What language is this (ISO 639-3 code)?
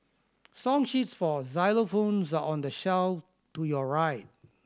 eng